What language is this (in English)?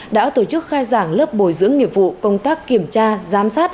Vietnamese